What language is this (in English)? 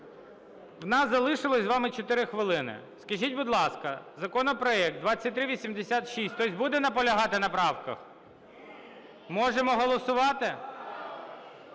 Ukrainian